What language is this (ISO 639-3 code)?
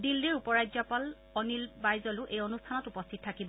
asm